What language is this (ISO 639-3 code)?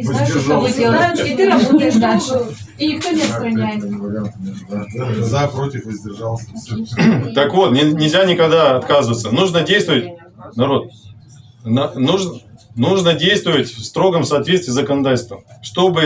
rus